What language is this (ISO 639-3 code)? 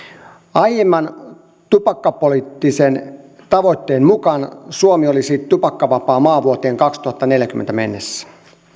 fin